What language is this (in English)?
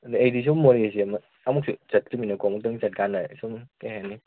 Manipuri